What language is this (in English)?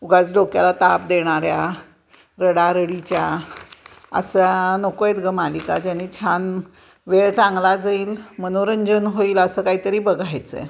Marathi